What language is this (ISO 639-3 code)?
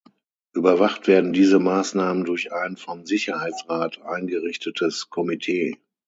deu